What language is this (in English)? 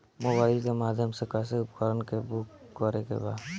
Bhojpuri